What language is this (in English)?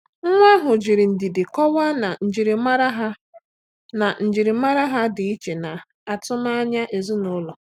Igbo